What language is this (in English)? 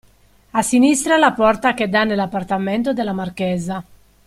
Italian